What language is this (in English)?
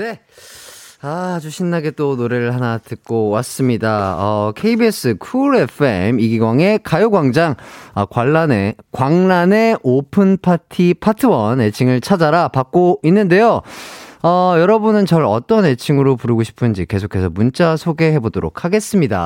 Korean